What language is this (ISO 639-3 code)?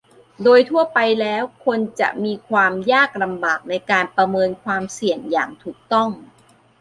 tha